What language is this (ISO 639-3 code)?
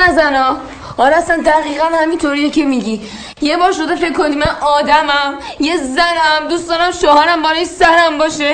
fas